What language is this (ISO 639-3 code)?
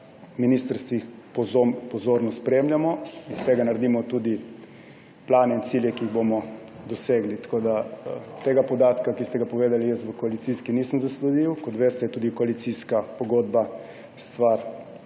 slv